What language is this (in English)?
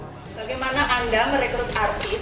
Indonesian